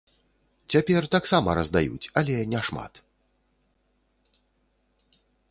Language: Belarusian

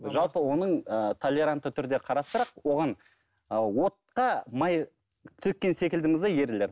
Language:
Kazakh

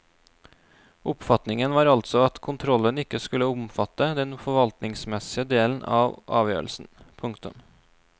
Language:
Norwegian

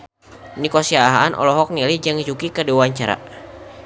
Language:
Sundanese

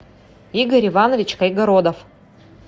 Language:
Russian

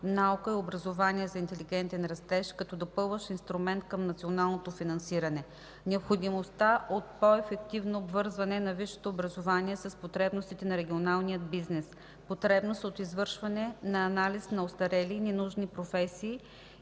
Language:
Bulgarian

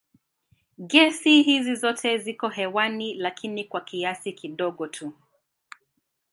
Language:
Swahili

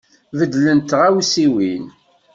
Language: Kabyle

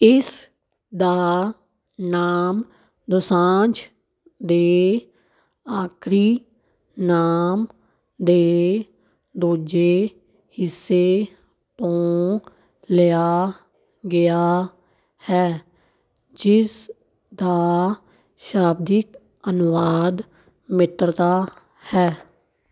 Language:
Punjabi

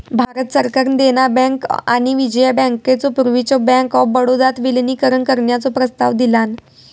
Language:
Marathi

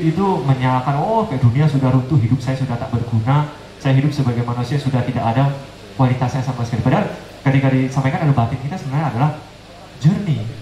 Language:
Indonesian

